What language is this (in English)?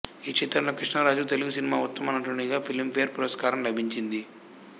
Telugu